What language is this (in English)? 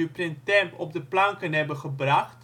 Dutch